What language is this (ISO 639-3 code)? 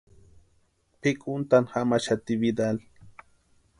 pua